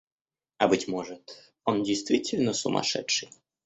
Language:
Russian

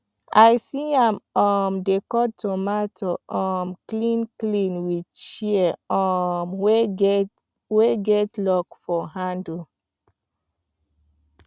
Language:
Nigerian Pidgin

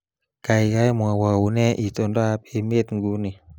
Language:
Kalenjin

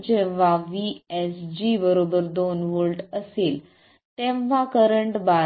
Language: Marathi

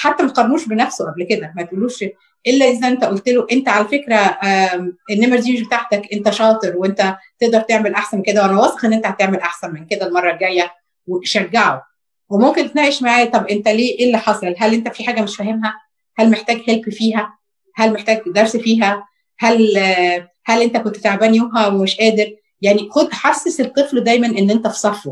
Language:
Arabic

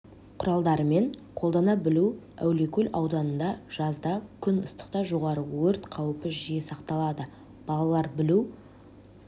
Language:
Kazakh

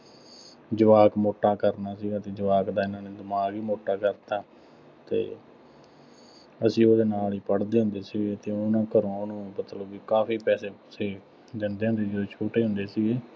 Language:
Punjabi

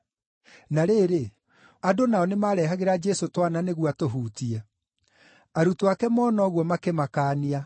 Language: Kikuyu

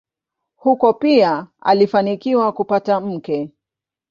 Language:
Swahili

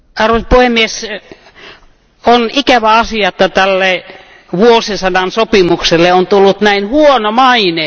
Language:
Finnish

